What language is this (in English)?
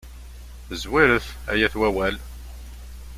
Kabyle